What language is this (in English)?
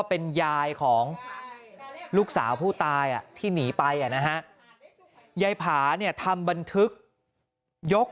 Thai